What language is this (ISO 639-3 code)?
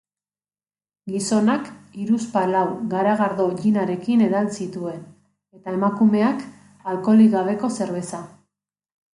eus